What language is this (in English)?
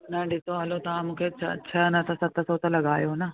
Sindhi